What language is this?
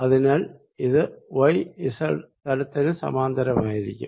Malayalam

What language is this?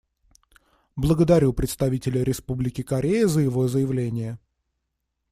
Russian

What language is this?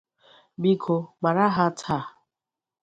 Igbo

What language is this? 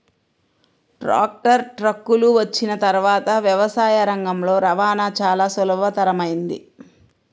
Telugu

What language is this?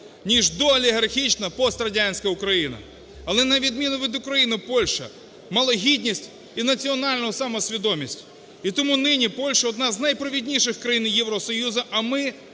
Ukrainian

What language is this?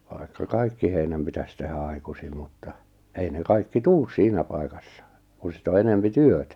Finnish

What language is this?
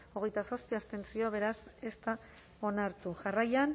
Basque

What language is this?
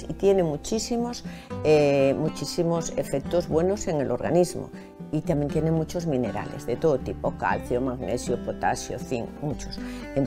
Spanish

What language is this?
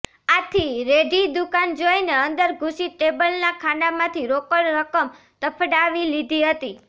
Gujarati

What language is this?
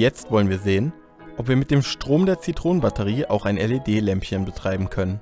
German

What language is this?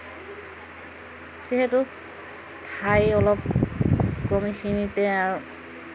Assamese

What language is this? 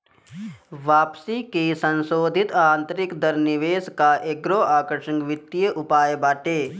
Bhojpuri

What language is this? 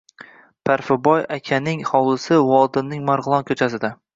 Uzbek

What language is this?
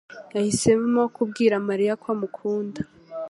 Kinyarwanda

